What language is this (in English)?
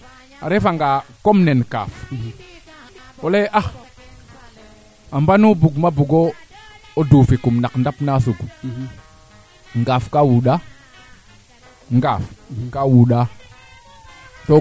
Serer